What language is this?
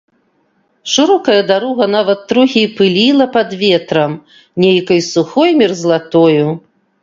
Belarusian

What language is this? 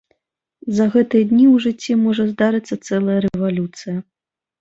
Belarusian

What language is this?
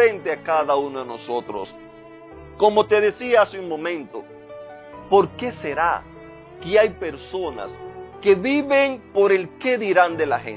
Spanish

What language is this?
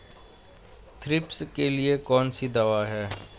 Hindi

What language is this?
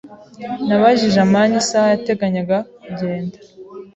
Kinyarwanda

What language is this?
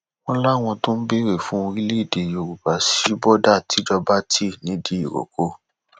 Yoruba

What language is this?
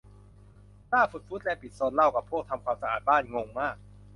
Thai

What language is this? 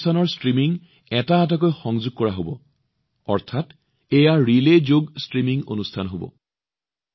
Assamese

